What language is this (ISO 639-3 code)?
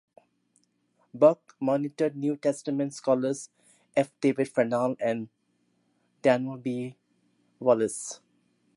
eng